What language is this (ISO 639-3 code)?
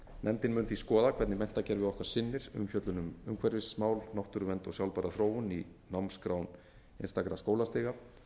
isl